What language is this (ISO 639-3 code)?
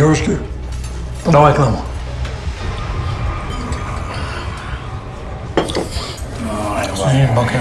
rus